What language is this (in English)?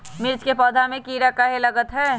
Magahi